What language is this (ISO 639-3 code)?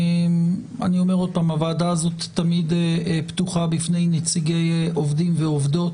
heb